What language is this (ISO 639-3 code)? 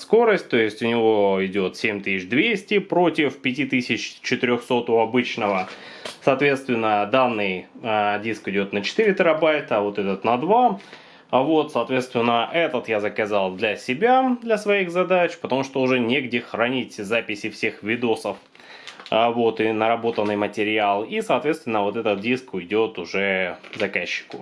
rus